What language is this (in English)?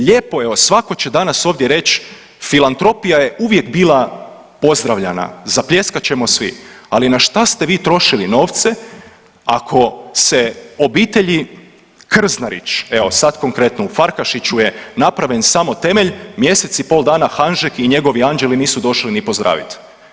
Croatian